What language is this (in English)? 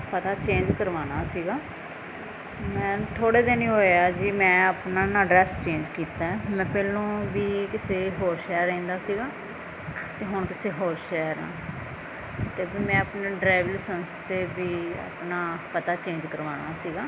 Punjabi